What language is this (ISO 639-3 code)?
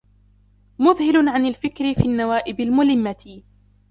ara